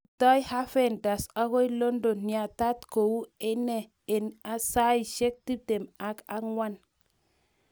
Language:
Kalenjin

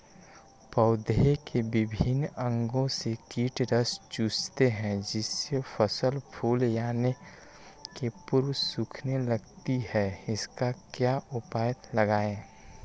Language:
Magahi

